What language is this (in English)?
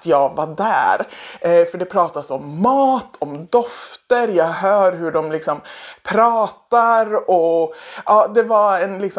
Swedish